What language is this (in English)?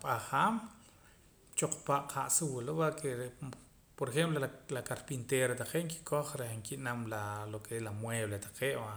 Poqomam